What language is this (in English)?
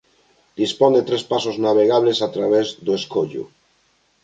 Galician